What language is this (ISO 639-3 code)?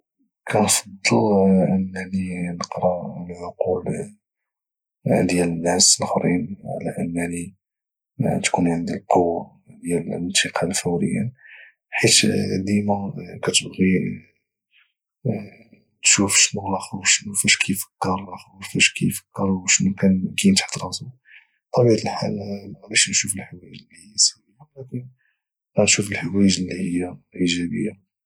ary